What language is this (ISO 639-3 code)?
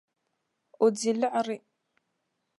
dag